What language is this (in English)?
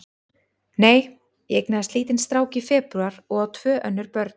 Icelandic